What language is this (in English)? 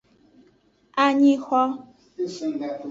Aja (Benin)